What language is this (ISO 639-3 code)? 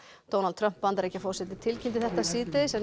isl